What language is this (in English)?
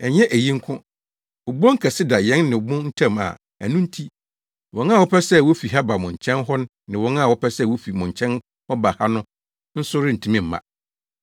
Akan